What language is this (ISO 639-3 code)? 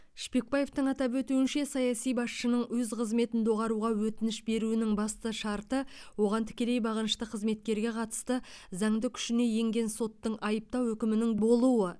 kaz